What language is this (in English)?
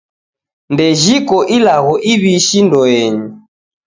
Taita